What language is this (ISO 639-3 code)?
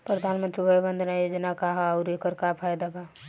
bho